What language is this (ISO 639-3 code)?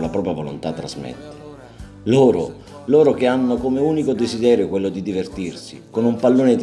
ita